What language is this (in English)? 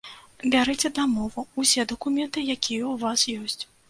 Belarusian